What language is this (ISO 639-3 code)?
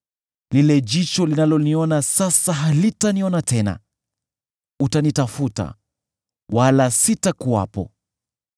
swa